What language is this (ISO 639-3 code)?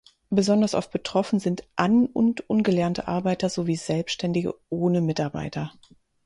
deu